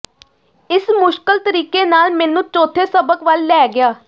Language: Punjabi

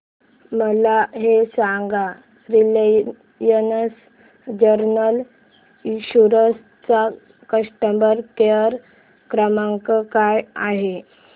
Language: Marathi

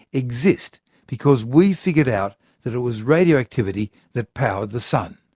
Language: English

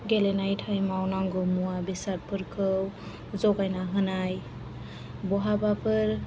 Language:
Bodo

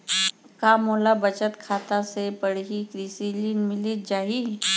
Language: Chhattisgarhi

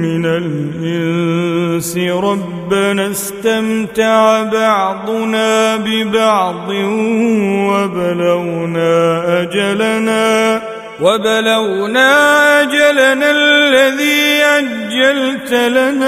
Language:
Arabic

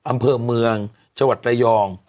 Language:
Thai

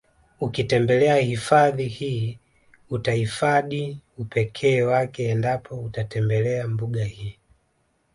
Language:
Swahili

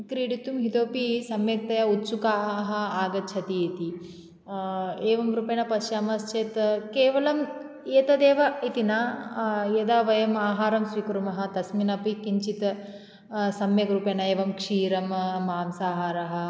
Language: Sanskrit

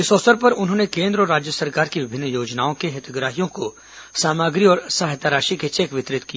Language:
Hindi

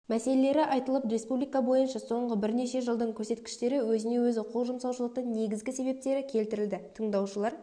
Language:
Kazakh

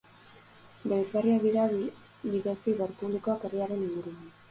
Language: Basque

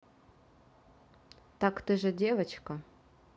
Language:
Russian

